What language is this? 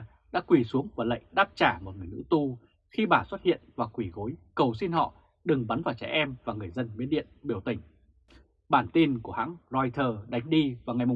Vietnamese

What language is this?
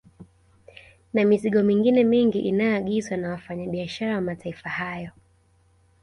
Swahili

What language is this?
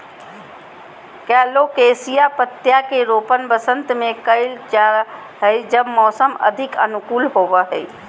Magahi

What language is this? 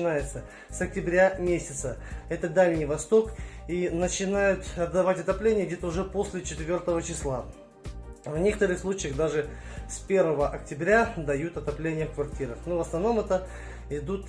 Russian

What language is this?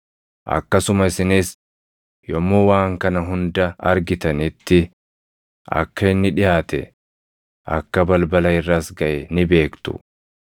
Oromo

